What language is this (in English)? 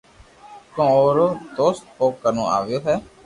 Loarki